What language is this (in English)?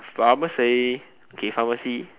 English